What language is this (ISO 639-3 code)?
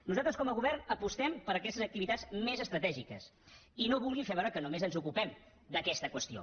cat